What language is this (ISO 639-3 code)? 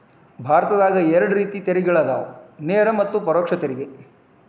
kan